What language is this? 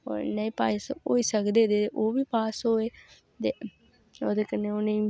Dogri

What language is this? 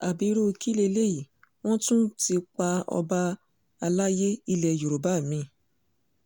Yoruba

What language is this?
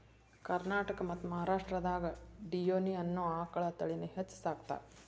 Kannada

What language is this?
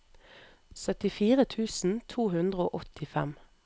Norwegian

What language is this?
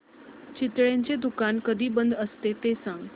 Marathi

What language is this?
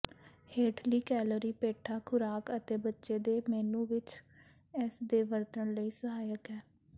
Punjabi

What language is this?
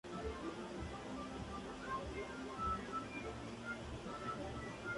Spanish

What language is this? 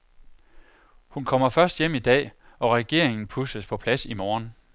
Danish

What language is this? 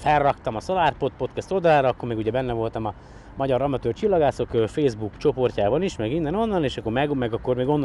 Hungarian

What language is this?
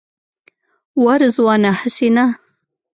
Pashto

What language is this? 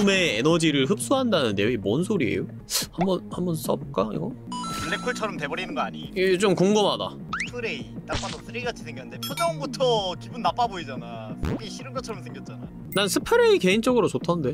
Korean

